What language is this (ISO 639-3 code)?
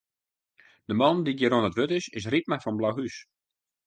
fry